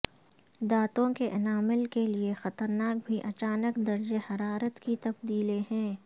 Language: Urdu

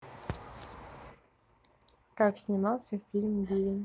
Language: Russian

